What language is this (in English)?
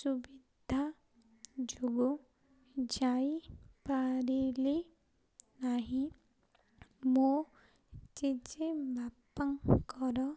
Odia